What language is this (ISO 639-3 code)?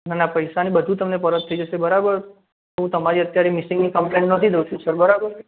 guj